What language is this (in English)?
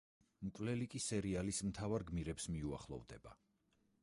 Georgian